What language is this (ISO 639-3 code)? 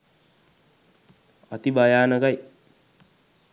sin